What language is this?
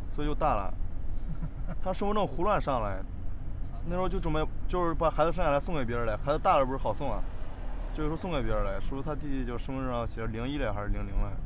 Chinese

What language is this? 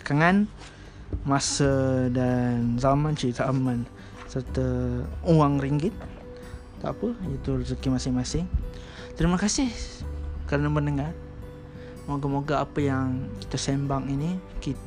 Malay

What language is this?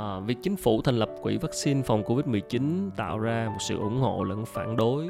Vietnamese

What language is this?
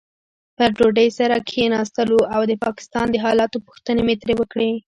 Pashto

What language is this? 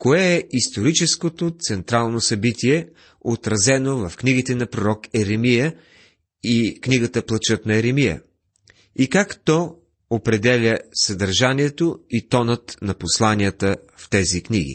Bulgarian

